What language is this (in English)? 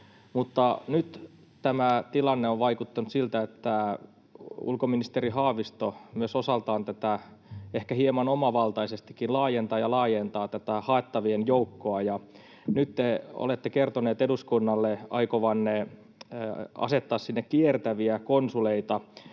Finnish